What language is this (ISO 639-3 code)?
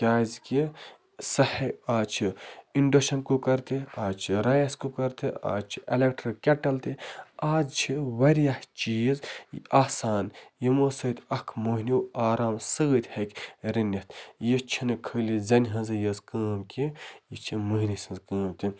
kas